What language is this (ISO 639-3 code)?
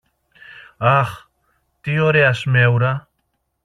ell